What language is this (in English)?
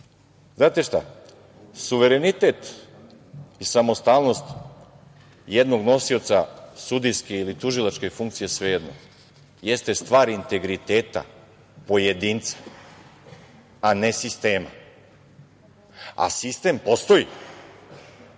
Serbian